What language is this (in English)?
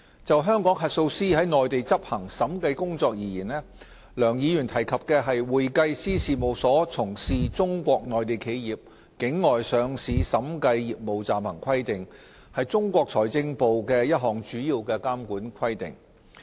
Cantonese